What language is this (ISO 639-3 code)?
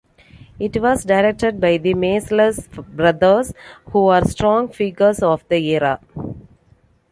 eng